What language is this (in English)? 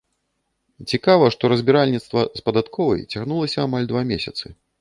Belarusian